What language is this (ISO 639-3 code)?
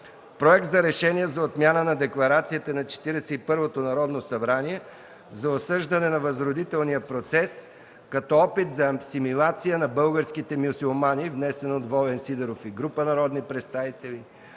bul